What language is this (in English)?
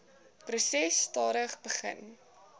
Afrikaans